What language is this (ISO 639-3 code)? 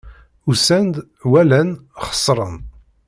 kab